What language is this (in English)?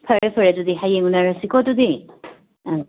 Manipuri